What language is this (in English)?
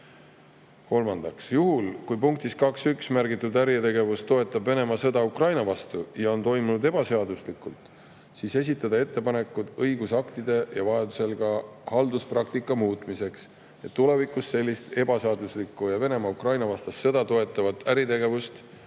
Estonian